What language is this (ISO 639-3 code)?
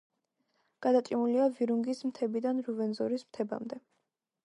kat